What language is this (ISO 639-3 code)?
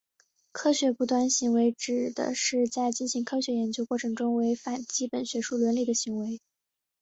zho